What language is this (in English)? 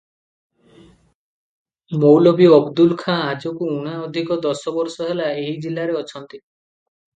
Odia